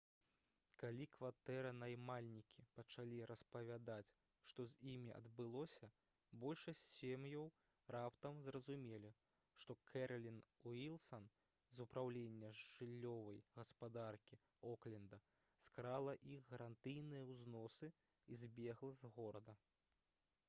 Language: Belarusian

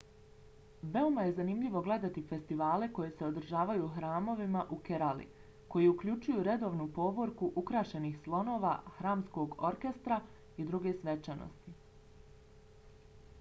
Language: Bosnian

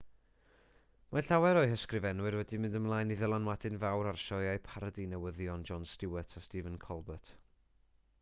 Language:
Welsh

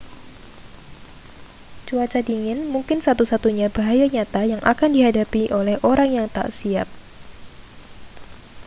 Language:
Indonesian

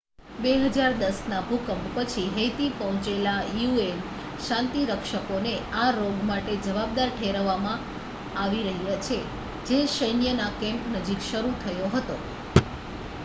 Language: Gujarati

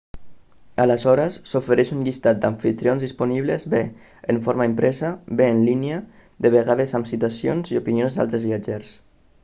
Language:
Catalan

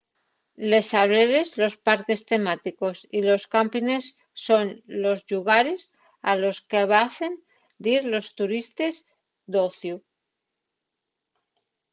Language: Asturian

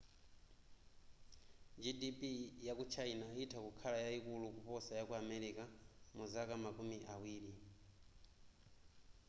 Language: Nyanja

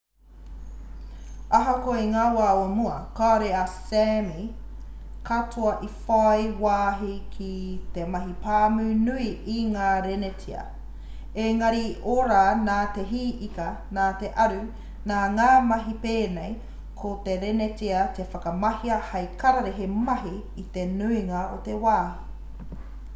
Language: Māori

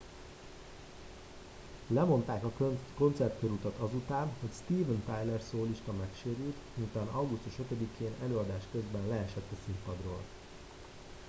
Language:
Hungarian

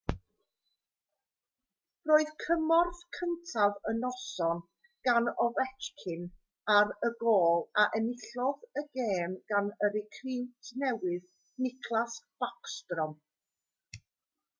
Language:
Welsh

